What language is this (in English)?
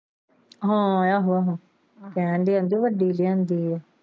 Punjabi